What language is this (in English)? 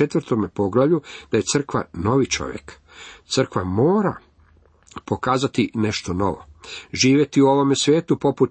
Croatian